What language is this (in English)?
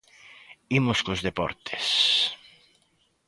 Galician